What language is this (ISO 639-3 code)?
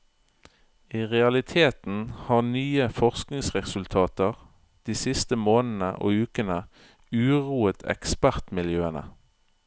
nor